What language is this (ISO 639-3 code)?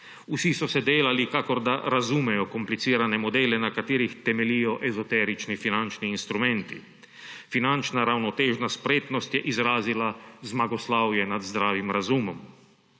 slv